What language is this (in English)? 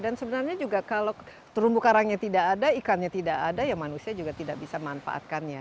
Indonesian